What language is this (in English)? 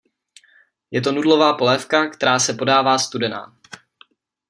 Czech